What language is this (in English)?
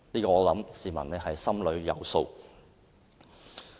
Cantonese